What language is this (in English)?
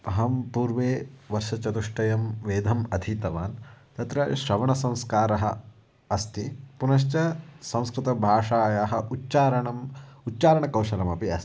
Sanskrit